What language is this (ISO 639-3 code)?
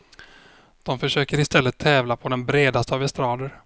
swe